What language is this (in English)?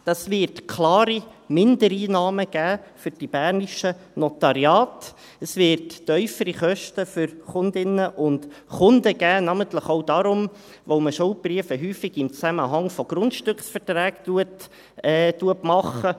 Swiss German